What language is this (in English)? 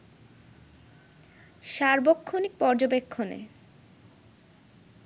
Bangla